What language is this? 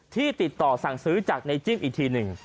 Thai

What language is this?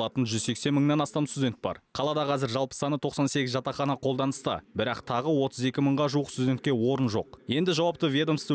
Turkish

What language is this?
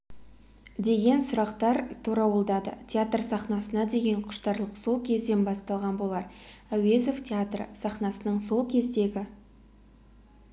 Kazakh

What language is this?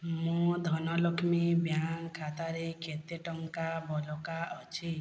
Odia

